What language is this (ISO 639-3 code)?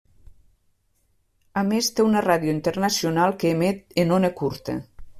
cat